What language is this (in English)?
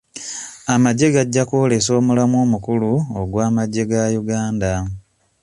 Ganda